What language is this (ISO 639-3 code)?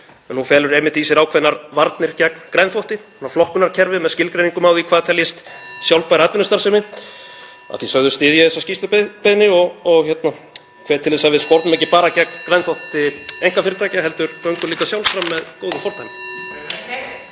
isl